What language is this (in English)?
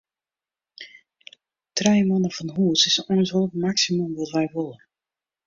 Western Frisian